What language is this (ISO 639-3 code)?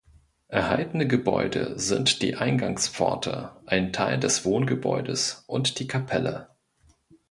deu